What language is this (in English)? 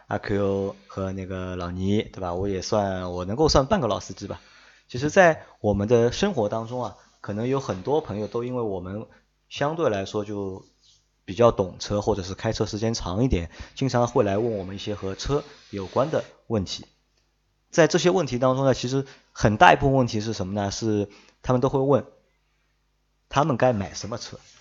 Chinese